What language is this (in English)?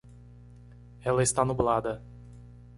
Portuguese